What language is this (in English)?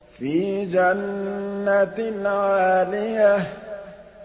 Arabic